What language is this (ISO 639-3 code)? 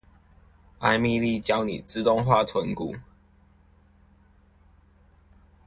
zho